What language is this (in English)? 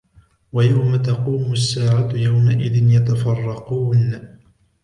Arabic